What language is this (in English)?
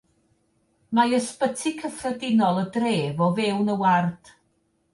Welsh